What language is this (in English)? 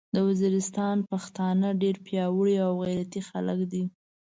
Pashto